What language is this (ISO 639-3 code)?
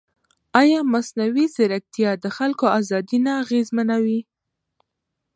pus